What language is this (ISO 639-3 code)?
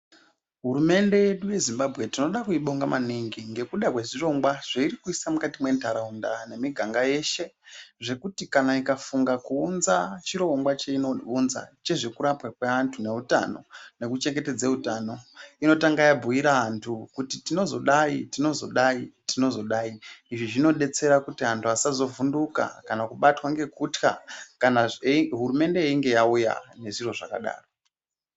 ndc